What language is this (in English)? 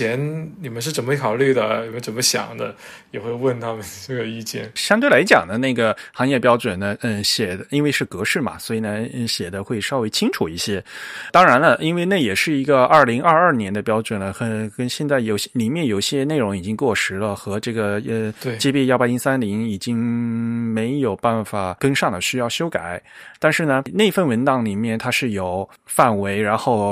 Chinese